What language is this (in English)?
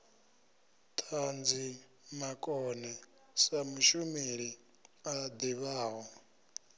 Venda